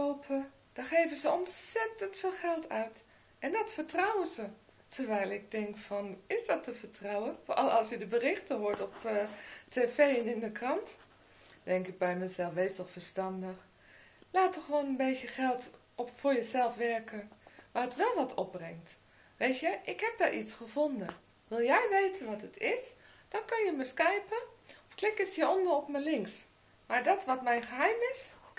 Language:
Dutch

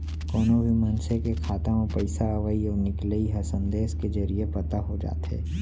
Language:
Chhattisgarhi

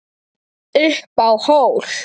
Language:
Icelandic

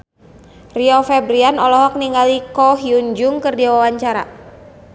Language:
Sundanese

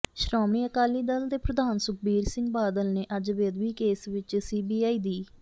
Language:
Punjabi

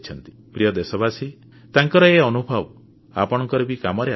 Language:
Odia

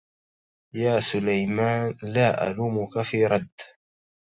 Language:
Arabic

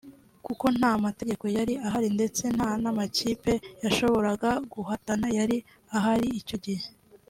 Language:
Kinyarwanda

